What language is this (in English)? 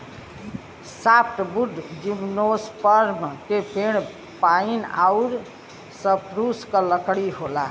Bhojpuri